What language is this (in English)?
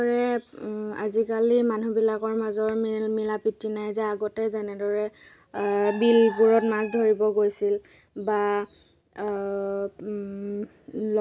Assamese